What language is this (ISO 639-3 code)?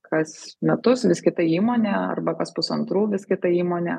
lit